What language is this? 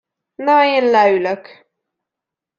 Hungarian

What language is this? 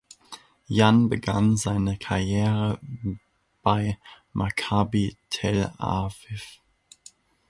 German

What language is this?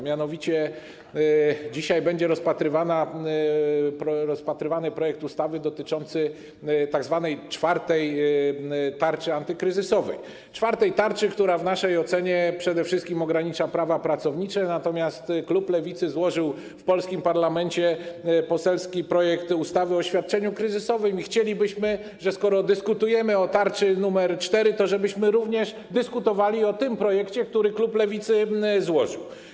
Polish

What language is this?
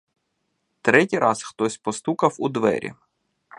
Ukrainian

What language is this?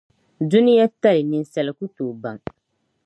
Dagbani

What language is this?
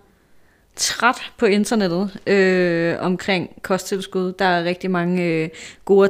Danish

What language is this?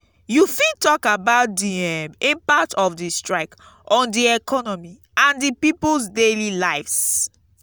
Nigerian Pidgin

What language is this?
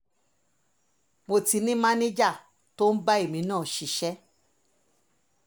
Yoruba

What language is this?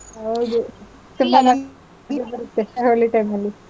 Kannada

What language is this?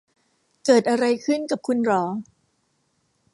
Thai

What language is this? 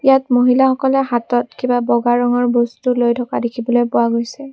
Assamese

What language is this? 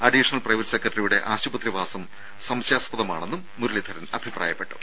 Malayalam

